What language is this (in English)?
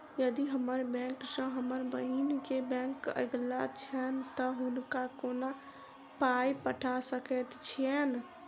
Maithili